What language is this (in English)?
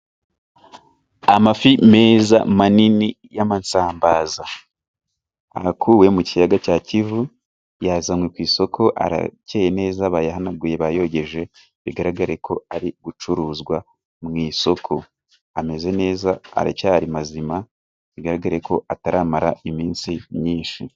Kinyarwanda